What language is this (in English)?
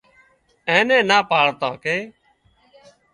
Wadiyara Koli